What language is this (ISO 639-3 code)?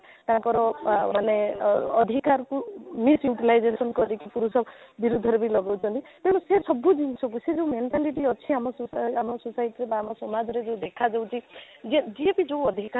ori